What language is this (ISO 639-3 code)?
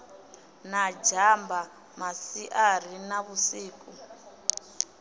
ven